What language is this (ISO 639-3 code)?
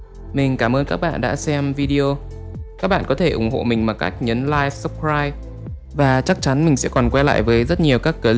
vie